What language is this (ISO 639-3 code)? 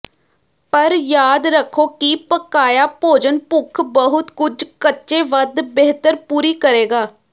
pan